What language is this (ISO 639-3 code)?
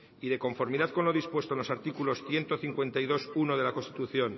spa